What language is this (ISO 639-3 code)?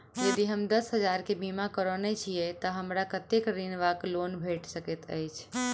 mai